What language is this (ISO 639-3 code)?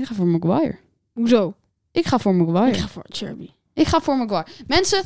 nld